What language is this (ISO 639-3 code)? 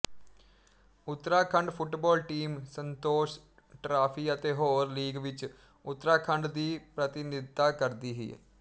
pan